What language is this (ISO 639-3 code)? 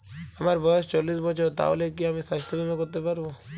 ben